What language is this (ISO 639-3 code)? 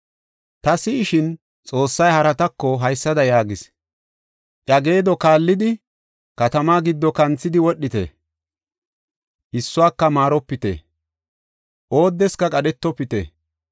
gof